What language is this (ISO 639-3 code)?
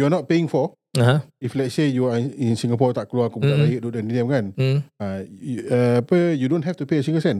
msa